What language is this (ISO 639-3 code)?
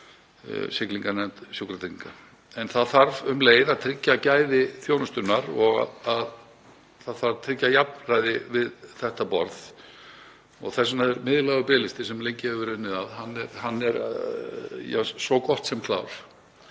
isl